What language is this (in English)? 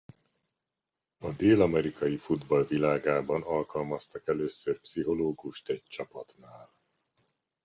Hungarian